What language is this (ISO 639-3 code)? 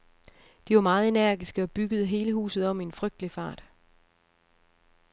dan